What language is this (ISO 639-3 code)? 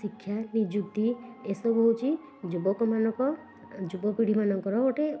ori